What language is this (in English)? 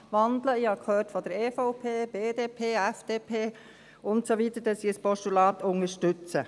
Swiss German